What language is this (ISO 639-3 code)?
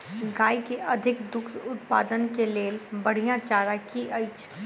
mai